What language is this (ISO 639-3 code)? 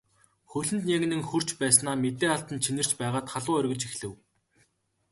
mon